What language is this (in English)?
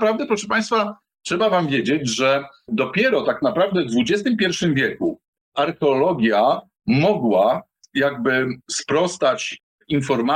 Polish